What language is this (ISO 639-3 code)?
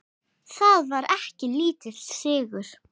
isl